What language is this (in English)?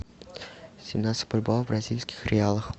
Russian